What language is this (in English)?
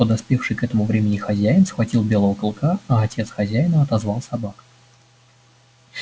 Russian